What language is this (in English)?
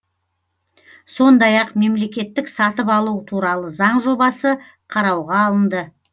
Kazakh